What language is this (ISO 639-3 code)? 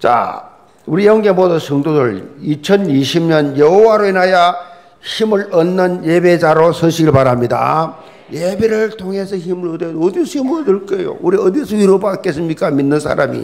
kor